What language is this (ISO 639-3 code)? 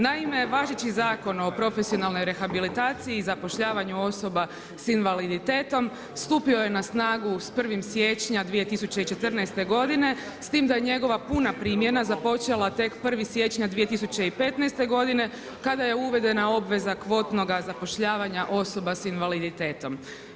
hrv